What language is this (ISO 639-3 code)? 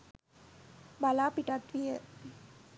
sin